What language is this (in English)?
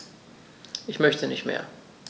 German